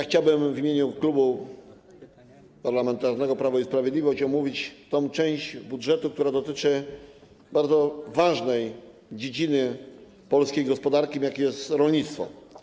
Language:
Polish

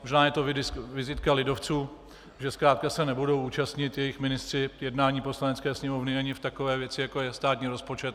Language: Czech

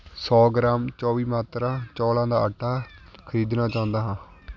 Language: Punjabi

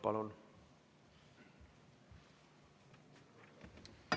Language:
Estonian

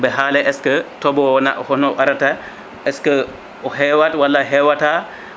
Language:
Fula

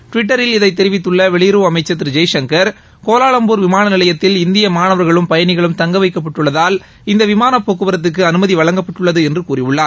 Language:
Tamil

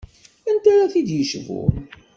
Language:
Kabyle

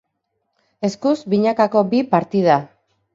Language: Basque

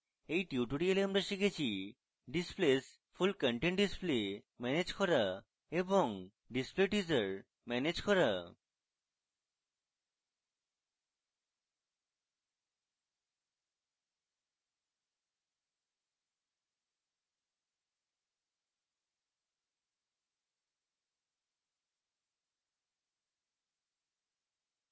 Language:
Bangla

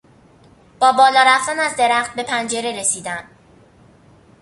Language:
Persian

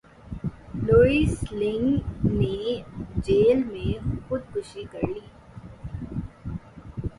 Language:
Urdu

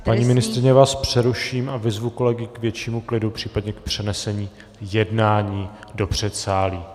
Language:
Czech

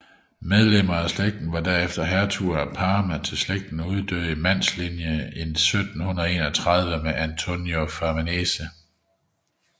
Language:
Danish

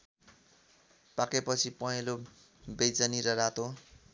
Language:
Nepali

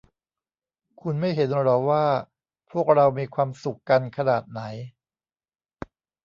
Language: Thai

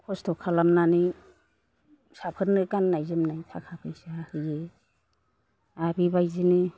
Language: Bodo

